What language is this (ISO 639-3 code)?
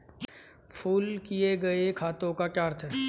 hin